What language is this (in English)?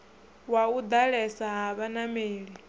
Venda